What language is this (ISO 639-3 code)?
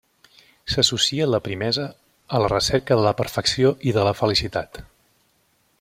cat